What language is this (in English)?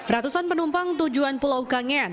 Indonesian